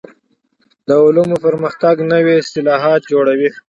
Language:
Pashto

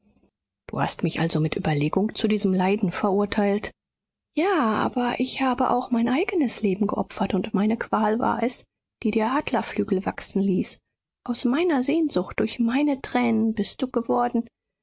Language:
German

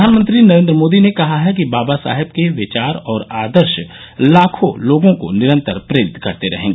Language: Hindi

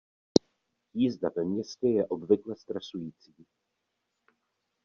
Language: Czech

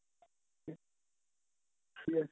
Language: Punjabi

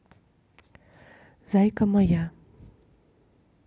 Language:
Russian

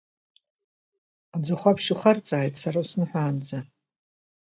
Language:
Abkhazian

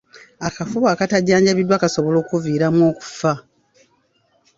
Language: Ganda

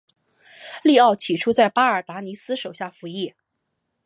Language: Chinese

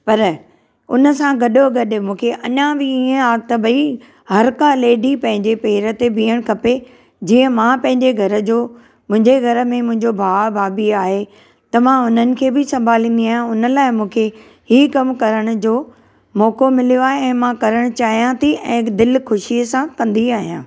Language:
Sindhi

